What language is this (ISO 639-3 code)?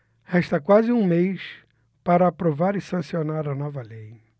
por